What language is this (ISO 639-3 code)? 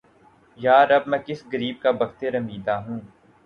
urd